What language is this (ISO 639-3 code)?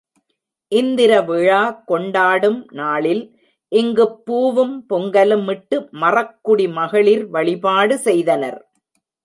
tam